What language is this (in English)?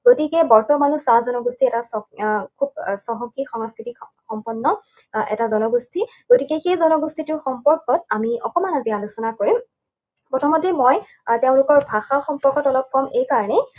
Assamese